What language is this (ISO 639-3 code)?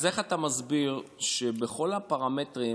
heb